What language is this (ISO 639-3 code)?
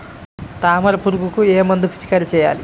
tel